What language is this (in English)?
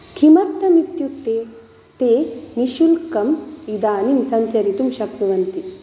Sanskrit